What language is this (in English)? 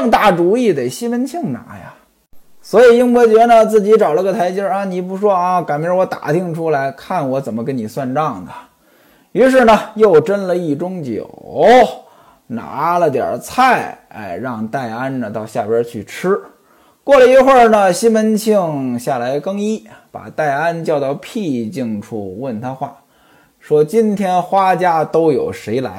Chinese